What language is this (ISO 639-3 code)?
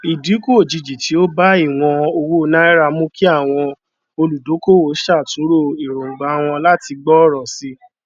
yor